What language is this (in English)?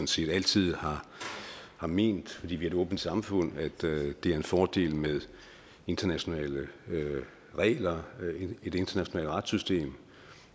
Danish